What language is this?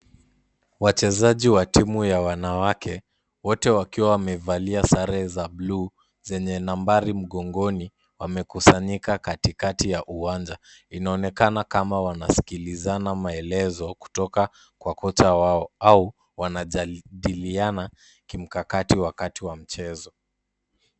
Swahili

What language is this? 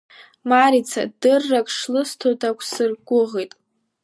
Abkhazian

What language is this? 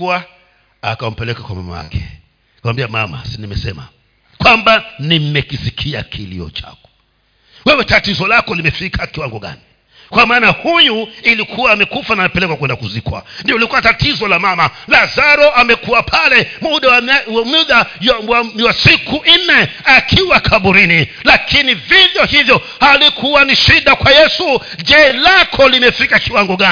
Swahili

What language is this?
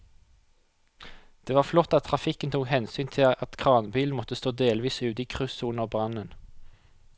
Norwegian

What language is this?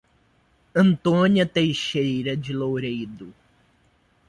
Portuguese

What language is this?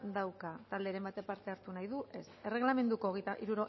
Basque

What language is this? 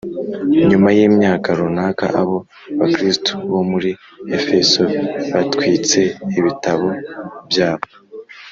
Kinyarwanda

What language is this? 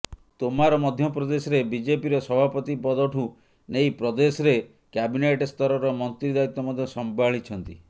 Odia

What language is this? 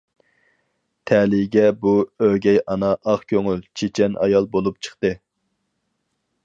Uyghur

